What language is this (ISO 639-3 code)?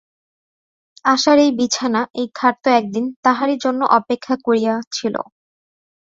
ben